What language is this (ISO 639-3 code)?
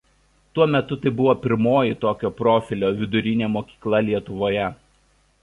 lit